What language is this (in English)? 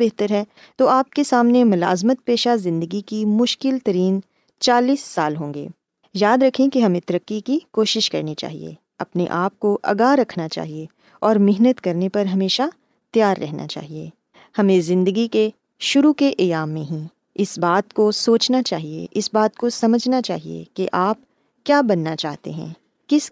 Urdu